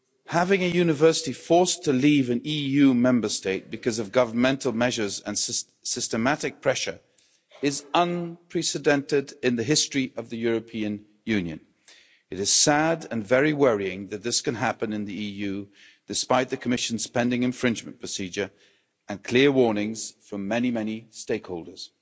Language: English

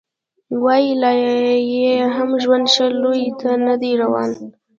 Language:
Pashto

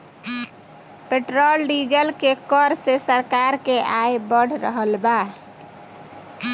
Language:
Bhojpuri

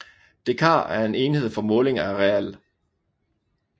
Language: Danish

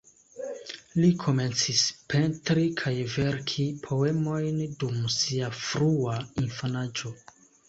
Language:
Esperanto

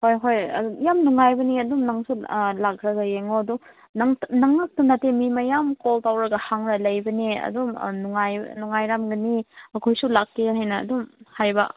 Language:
Manipuri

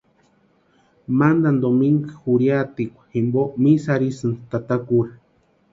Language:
Western Highland Purepecha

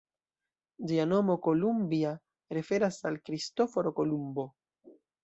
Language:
Esperanto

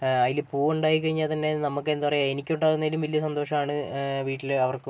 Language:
Malayalam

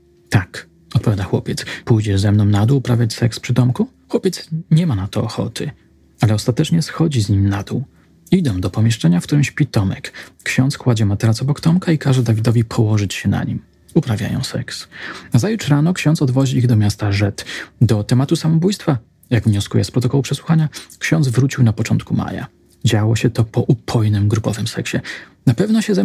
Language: Polish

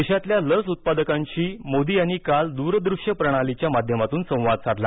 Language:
Marathi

